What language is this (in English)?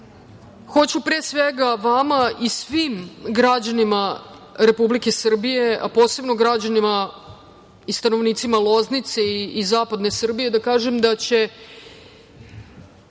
Serbian